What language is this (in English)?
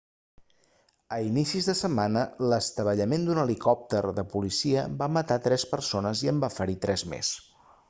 Catalan